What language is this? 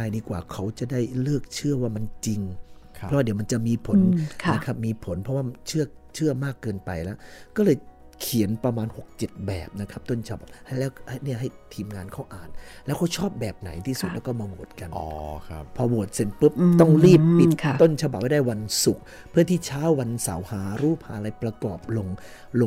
Thai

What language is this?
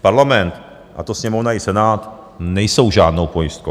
Czech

